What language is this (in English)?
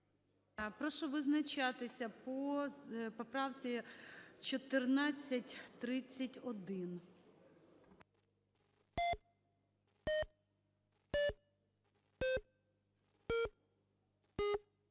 Ukrainian